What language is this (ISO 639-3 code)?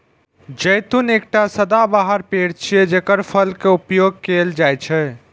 mai